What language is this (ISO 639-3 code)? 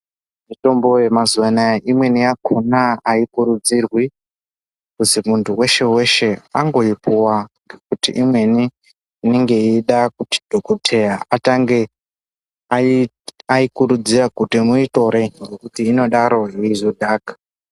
ndc